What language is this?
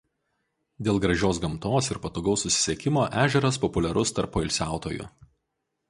Lithuanian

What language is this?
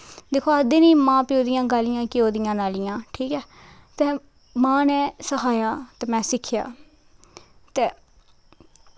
Dogri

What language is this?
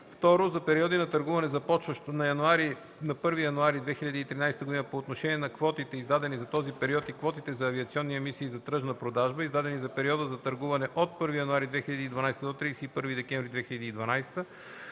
Bulgarian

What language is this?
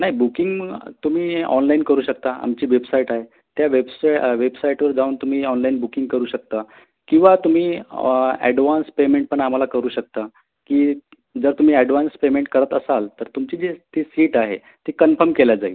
Marathi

